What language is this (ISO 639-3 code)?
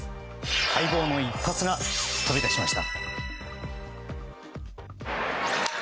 jpn